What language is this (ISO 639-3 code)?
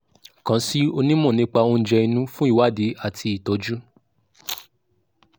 yor